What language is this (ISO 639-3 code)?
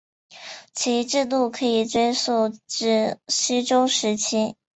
zho